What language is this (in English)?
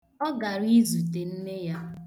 Igbo